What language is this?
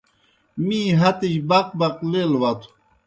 Kohistani Shina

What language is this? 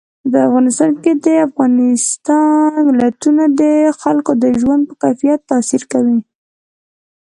Pashto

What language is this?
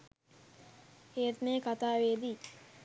Sinhala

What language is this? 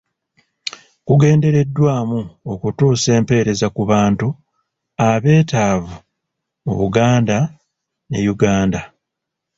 Ganda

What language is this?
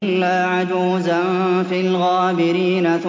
Arabic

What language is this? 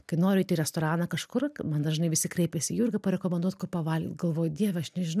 Lithuanian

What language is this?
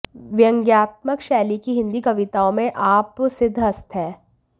Hindi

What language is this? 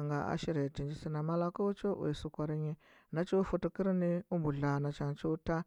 Huba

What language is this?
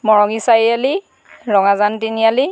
Assamese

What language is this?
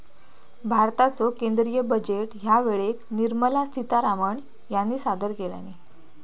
Marathi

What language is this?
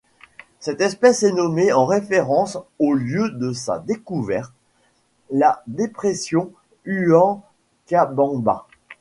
French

